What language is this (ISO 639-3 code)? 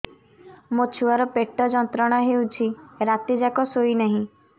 ori